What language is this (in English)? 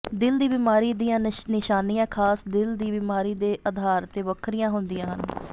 Punjabi